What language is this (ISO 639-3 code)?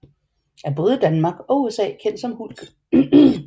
dan